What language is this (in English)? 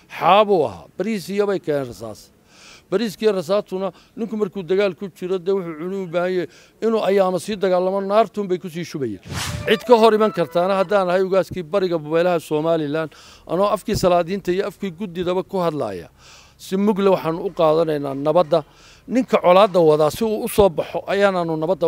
Arabic